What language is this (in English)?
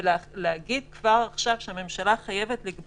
Hebrew